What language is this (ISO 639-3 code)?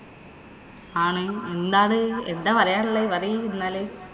mal